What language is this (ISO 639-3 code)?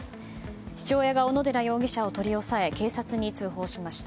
jpn